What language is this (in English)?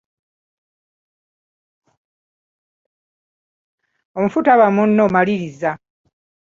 Ganda